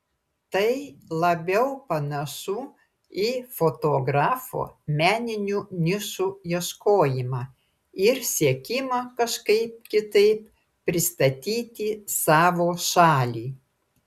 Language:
Lithuanian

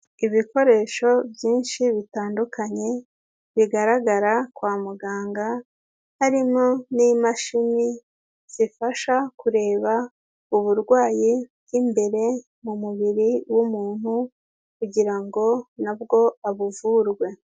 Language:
Kinyarwanda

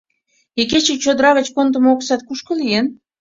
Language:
Mari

